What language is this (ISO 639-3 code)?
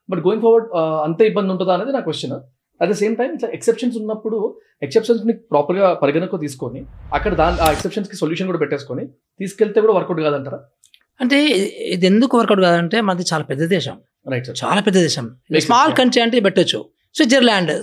tel